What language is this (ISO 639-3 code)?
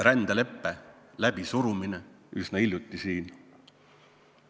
est